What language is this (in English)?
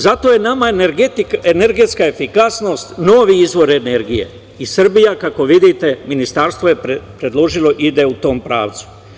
Serbian